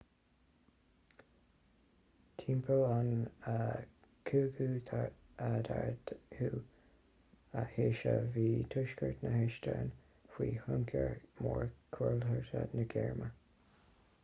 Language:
Irish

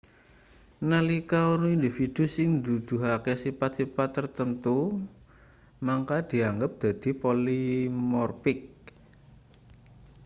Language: Javanese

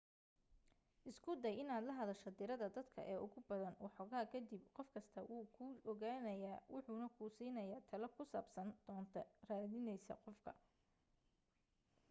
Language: Somali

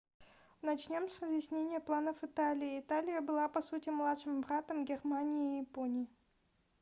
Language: Russian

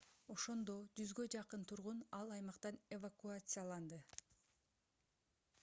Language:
Kyrgyz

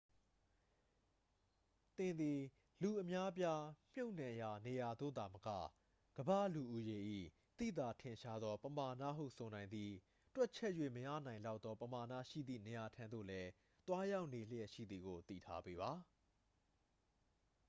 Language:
Burmese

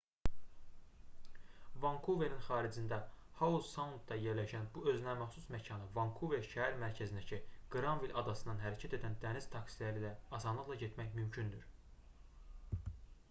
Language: Azerbaijani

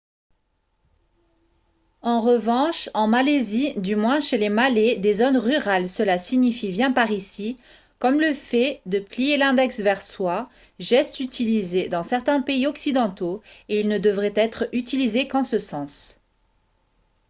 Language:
French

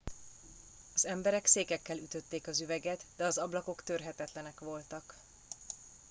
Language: Hungarian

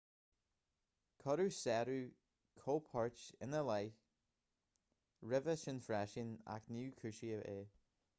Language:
Irish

